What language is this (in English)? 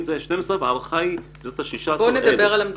Hebrew